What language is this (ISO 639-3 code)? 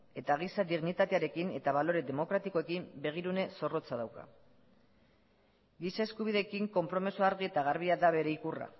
eus